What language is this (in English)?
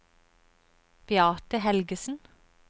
Norwegian